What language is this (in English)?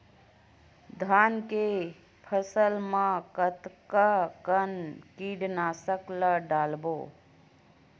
Chhattisgarhi